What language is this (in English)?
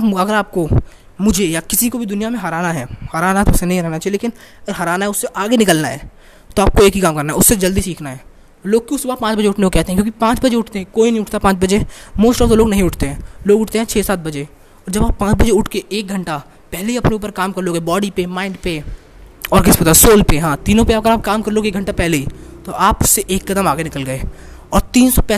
Hindi